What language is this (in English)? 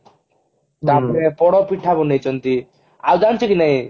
Odia